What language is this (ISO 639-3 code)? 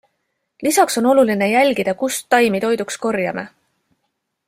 est